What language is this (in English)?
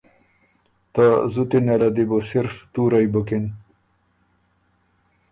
Ormuri